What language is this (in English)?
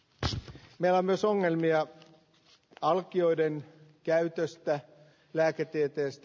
Finnish